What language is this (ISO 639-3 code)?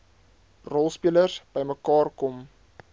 afr